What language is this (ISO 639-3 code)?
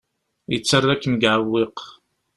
kab